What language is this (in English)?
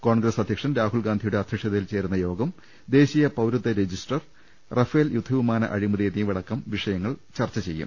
Malayalam